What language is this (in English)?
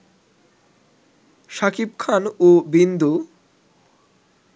Bangla